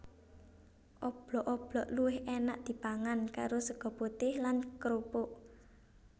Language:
Javanese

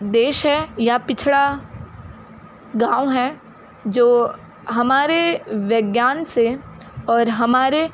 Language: Hindi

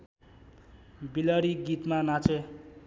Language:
Nepali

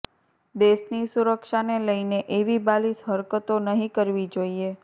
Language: Gujarati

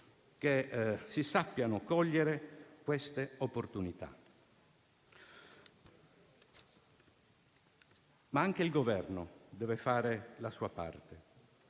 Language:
Italian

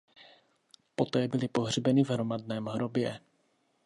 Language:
Czech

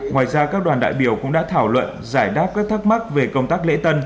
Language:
Vietnamese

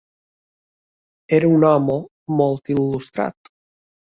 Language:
Catalan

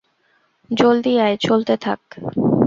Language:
Bangla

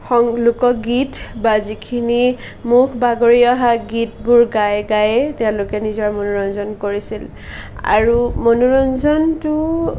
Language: Assamese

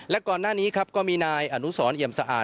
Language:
Thai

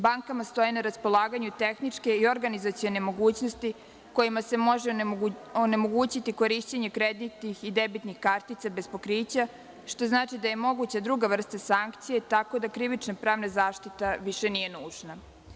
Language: Serbian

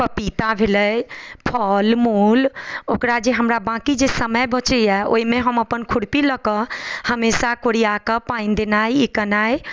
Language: Maithili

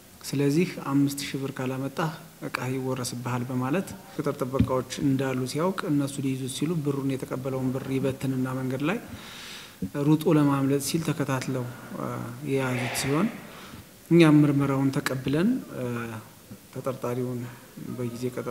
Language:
Arabic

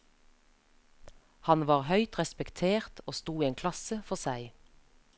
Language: Norwegian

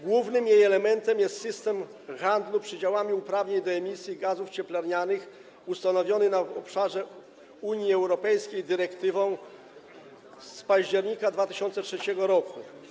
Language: Polish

